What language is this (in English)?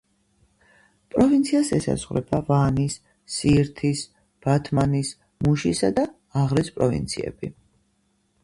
Georgian